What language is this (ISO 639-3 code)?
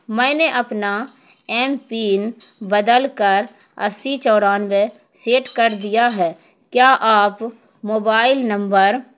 urd